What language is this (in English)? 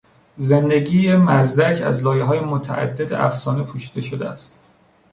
Persian